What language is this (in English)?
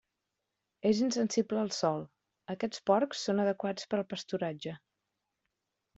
Catalan